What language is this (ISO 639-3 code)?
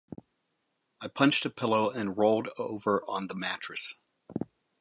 eng